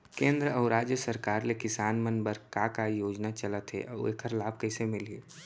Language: Chhattisgarhi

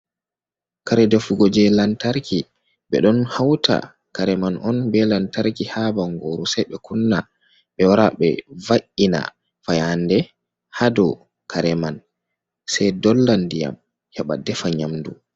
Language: Fula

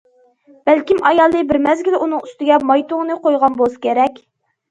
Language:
Uyghur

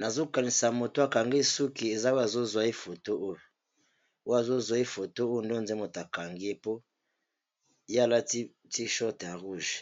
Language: Lingala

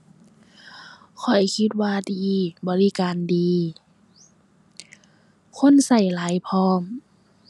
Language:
Thai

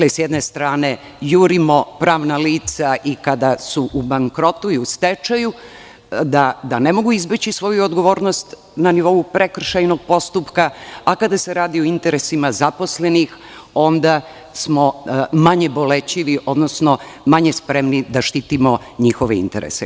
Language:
Serbian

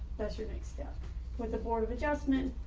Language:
English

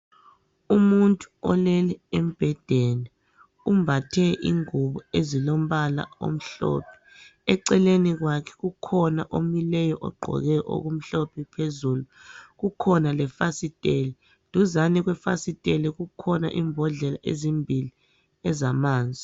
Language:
North Ndebele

